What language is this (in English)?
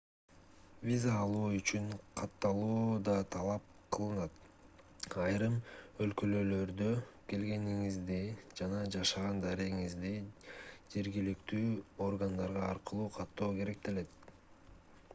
Kyrgyz